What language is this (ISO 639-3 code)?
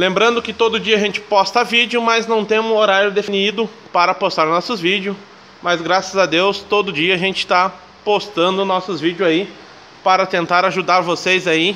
por